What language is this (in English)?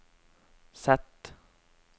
Norwegian